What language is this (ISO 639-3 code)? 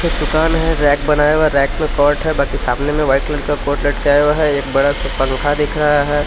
hin